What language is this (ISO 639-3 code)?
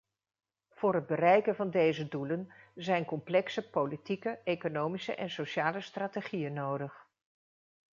nld